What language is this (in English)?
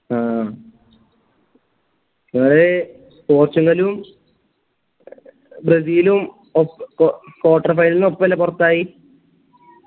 Malayalam